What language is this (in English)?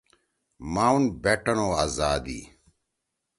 Torwali